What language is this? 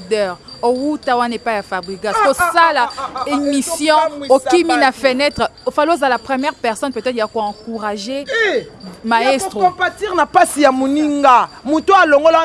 French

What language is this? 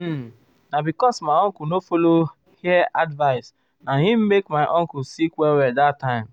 Nigerian Pidgin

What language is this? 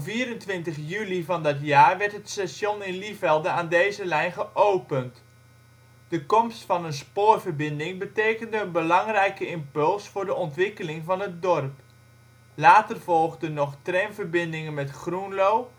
Dutch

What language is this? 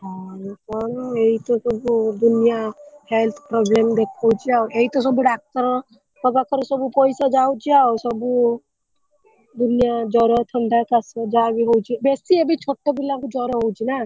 Odia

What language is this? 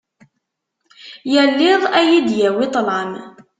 Kabyle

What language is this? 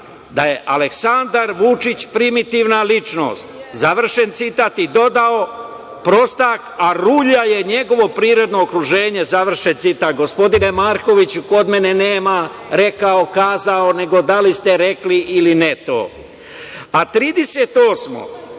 Serbian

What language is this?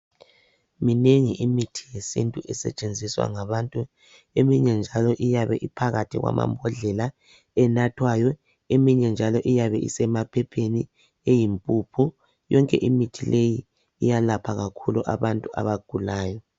North Ndebele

